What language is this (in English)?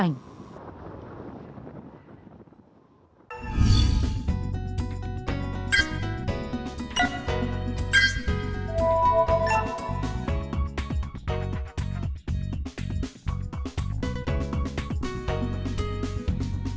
Vietnamese